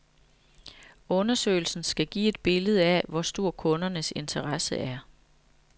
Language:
Danish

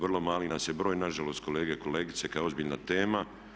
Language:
Croatian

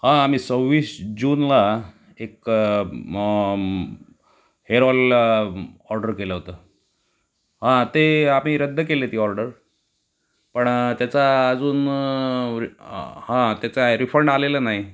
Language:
Marathi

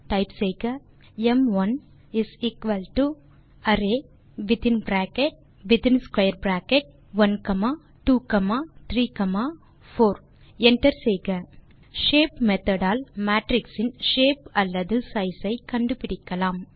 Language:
Tamil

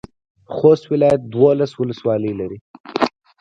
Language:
Pashto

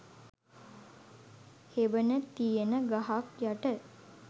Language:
Sinhala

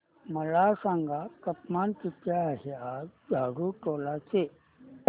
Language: Marathi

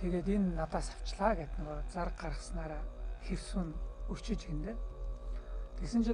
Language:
Turkish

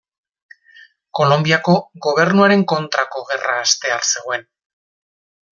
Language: Basque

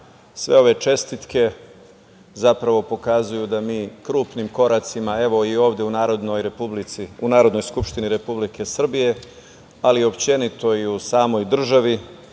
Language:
Serbian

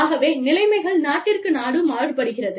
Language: Tamil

